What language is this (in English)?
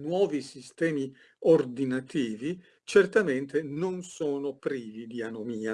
Italian